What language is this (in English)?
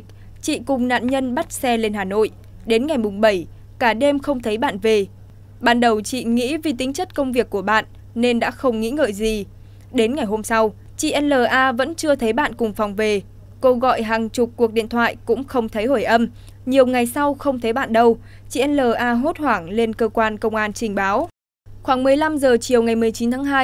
Vietnamese